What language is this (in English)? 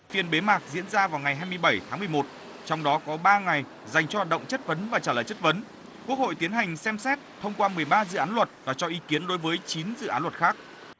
Vietnamese